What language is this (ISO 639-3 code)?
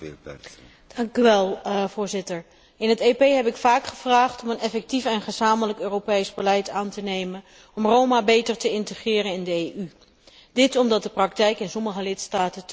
nld